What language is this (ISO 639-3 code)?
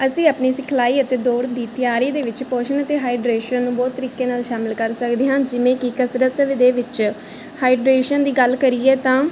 pan